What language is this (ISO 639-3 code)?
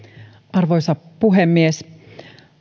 fin